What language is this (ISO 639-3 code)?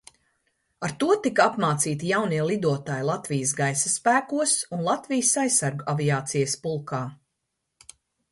lav